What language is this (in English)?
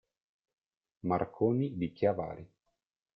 Italian